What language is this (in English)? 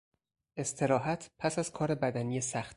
Persian